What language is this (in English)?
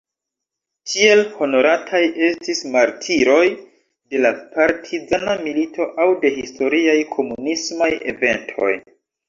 Esperanto